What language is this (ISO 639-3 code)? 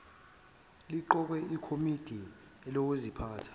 zul